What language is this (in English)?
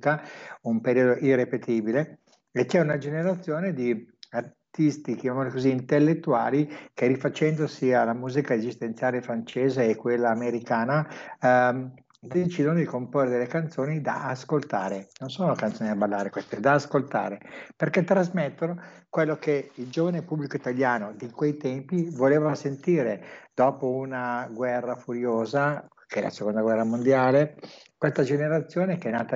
Italian